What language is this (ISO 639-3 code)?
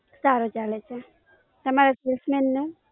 guj